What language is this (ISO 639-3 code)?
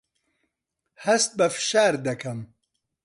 ckb